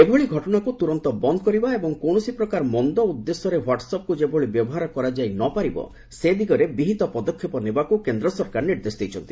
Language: Odia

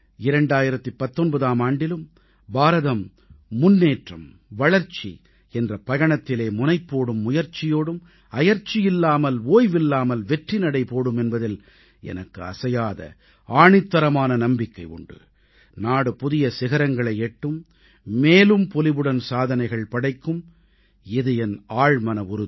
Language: Tamil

